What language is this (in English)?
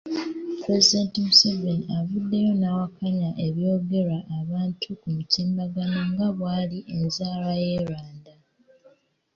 Ganda